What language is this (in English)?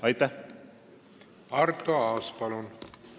Estonian